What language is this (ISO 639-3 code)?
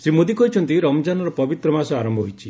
ori